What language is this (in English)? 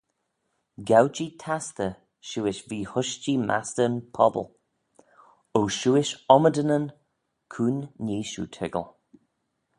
Manx